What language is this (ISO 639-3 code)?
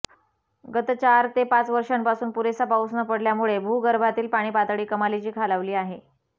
mar